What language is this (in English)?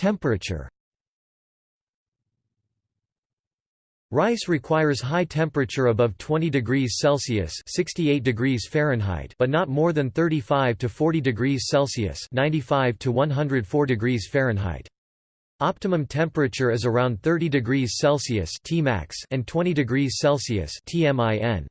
English